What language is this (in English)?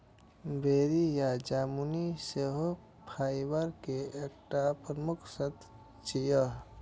Maithili